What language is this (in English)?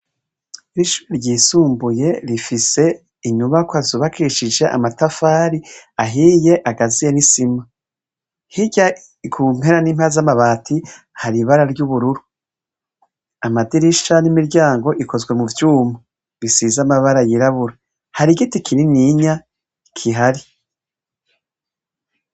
Rundi